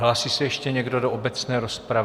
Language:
Czech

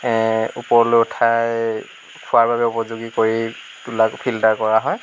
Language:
Assamese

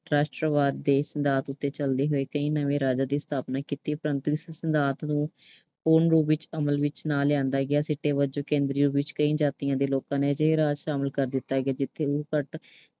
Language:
Punjabi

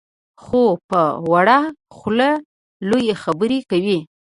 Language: Pashto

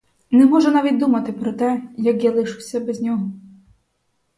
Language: Ukrainian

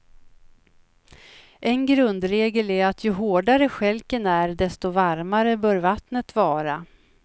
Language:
Swedish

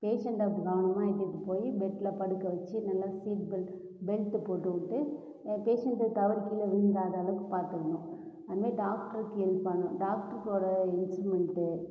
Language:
Tamil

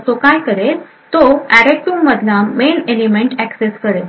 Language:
Marathi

